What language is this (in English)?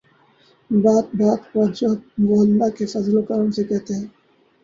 Urdu